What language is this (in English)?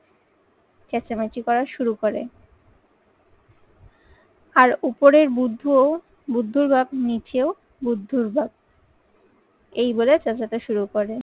Bangla